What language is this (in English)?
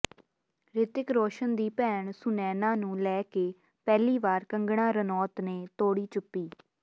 Punjabi